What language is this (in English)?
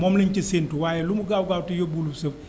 Wolof